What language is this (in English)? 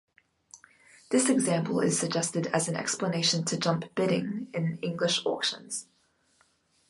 English